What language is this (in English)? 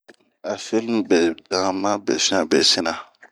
Bomu